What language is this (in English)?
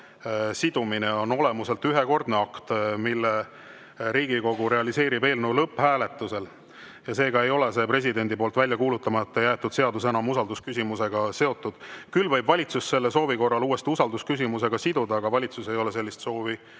Estonian